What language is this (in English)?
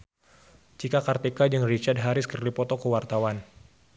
Sundanese